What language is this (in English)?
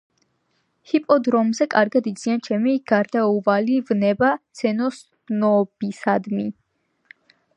Georgian